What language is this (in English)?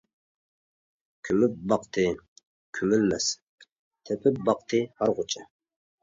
Uyghur